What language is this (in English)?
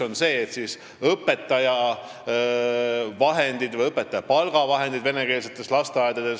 Estonian